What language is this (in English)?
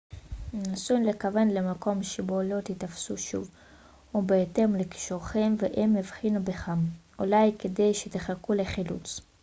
Hebrew